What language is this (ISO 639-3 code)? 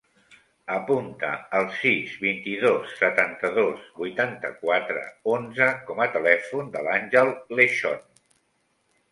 cat